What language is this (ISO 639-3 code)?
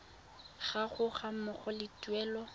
tsn